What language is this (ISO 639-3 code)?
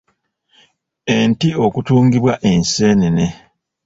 lug